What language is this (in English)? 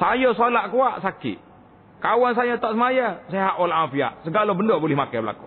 Malay